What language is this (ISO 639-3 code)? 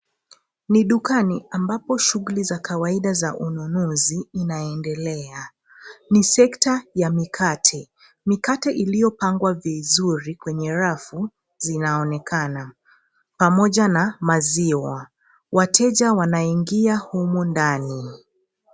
swa